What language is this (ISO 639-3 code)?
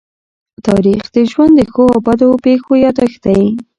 pus